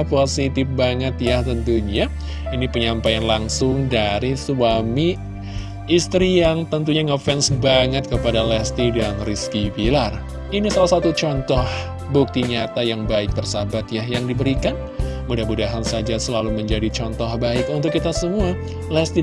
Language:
Indonesian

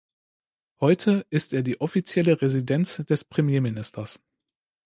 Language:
German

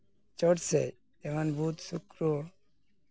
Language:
Santali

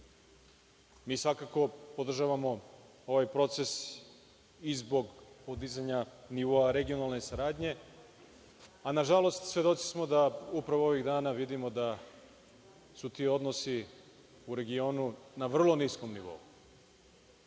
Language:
Serbian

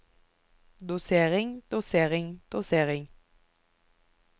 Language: Norwegian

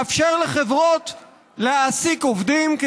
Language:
Hebrew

